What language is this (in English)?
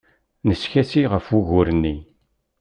Kabyle